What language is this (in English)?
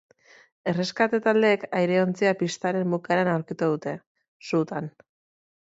Basque